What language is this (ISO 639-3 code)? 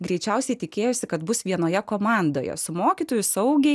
lit